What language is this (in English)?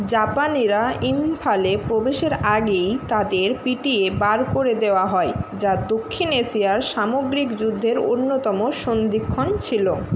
Bangla